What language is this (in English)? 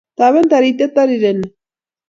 Kalenjin